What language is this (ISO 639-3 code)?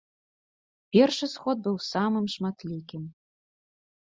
bel